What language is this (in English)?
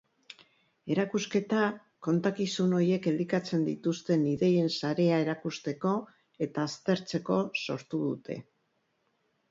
Basque